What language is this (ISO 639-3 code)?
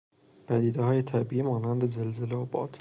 fas